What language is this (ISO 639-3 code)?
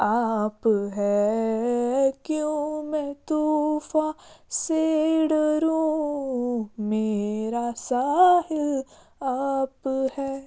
kas